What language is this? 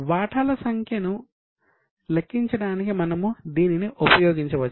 Telugu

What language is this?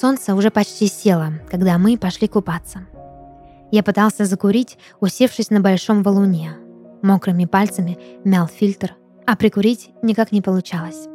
Russian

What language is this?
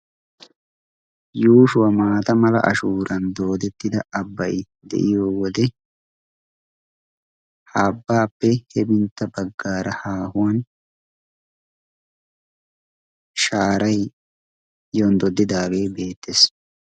Wolaytta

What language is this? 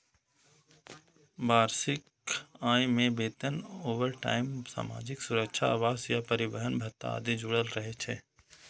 Maithili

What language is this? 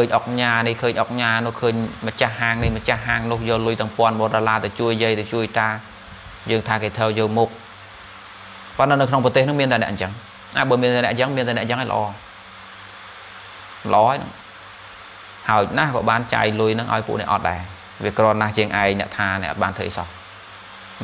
Vietnamese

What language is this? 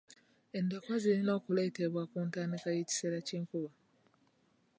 Ganda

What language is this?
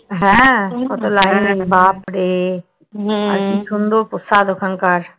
Bangla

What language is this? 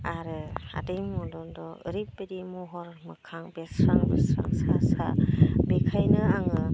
Bodo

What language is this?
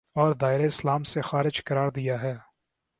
Urdu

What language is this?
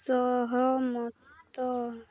Odia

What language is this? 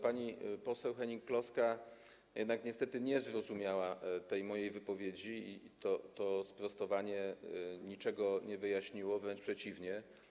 Polish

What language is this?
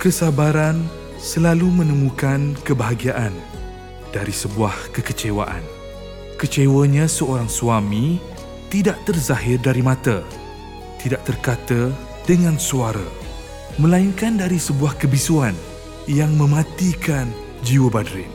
Malay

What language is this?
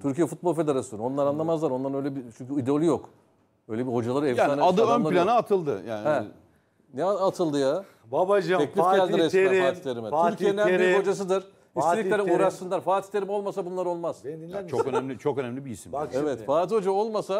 Turkish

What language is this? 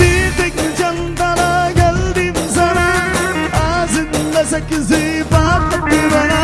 Turkish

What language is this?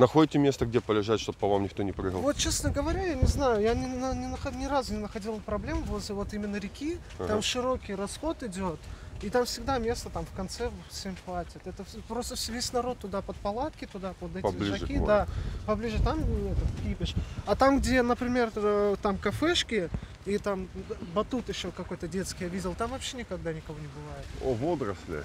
Russian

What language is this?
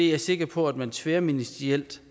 Danish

